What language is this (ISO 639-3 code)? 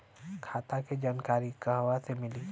bho